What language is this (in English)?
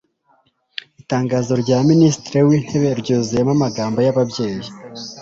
Kinyarwanda